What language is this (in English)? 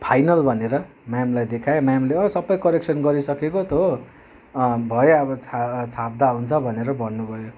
Nepali